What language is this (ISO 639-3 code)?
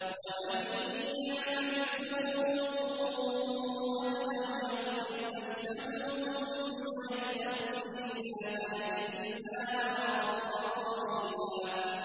ara